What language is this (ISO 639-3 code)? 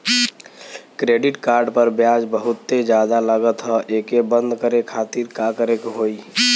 bho